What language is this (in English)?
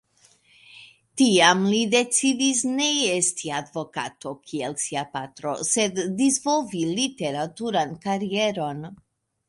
Esperanto